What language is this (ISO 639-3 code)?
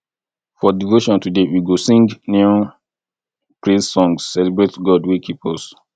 pcm